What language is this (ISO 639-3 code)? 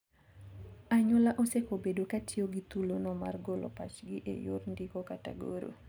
luo